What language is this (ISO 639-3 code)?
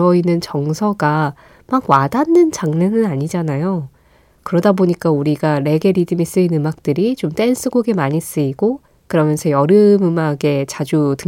kor